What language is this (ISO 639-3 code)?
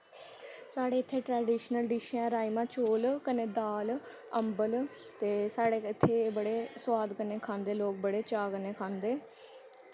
doi